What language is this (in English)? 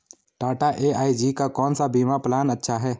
Hindi